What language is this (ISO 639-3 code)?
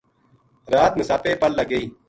gju